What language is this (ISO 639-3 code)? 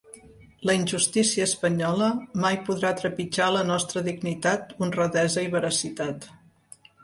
cat